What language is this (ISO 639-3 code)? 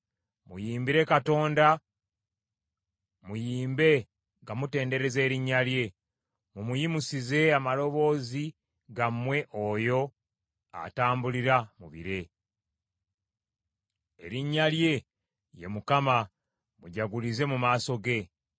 lug